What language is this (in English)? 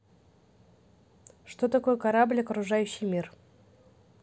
Russian